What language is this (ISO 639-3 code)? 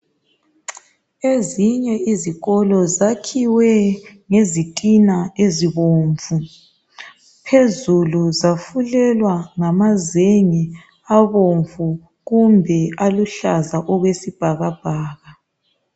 nde